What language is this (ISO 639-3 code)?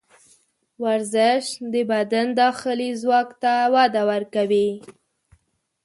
pus